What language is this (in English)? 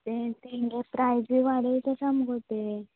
Konkani